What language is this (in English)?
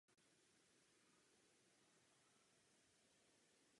Czech